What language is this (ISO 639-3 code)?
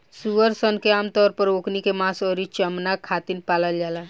bho